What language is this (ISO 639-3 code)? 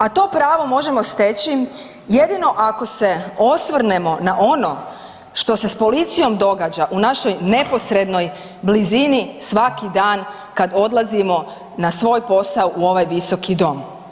hrv